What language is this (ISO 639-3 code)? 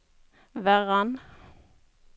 nor